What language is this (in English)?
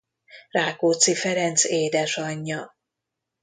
Hungarian